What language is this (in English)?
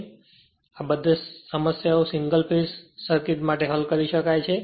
Gujarati